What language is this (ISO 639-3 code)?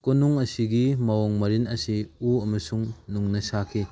mni